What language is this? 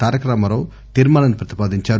Telugu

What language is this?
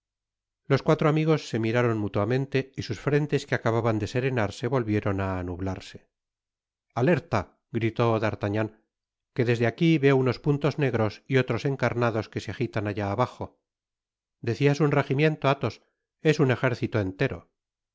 Spanish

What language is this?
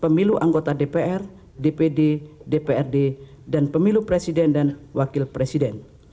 Indonesian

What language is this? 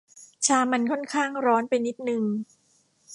Thai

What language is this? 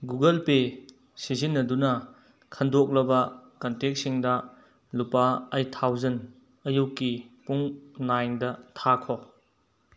Manipuri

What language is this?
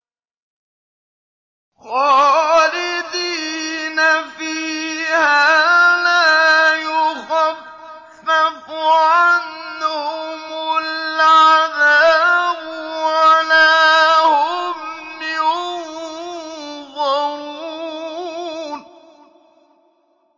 Arabic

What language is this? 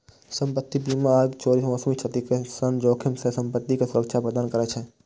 Maithili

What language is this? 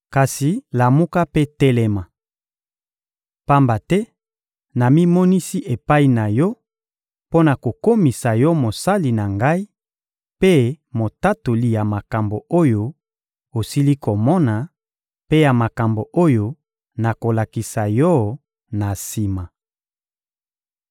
Lingala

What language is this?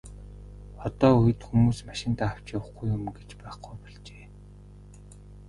Mongolian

